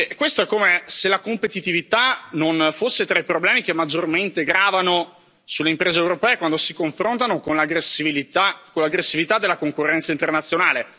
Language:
Italian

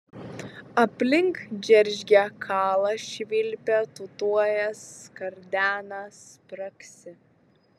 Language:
Lithuanian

